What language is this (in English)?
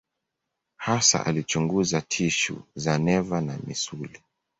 Swahili